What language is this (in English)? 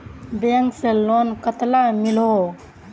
Magahi